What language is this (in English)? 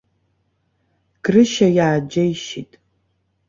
Abkhazian